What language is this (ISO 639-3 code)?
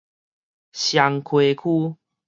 nan